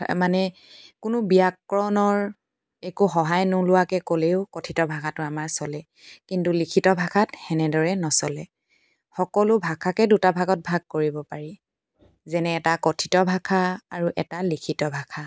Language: Assamese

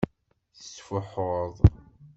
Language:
Kabyle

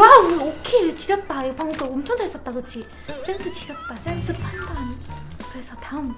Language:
Korean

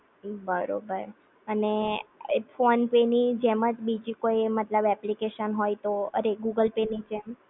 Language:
Gujarati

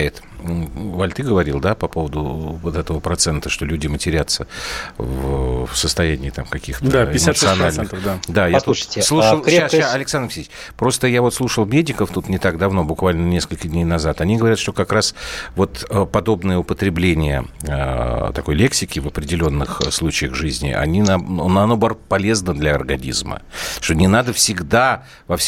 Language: Russian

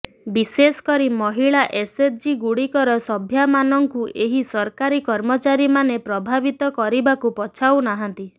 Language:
Odia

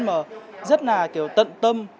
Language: Vietnamese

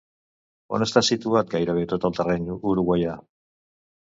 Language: Catalan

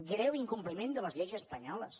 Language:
Catalan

